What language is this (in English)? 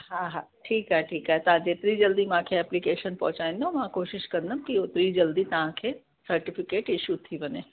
Sindhi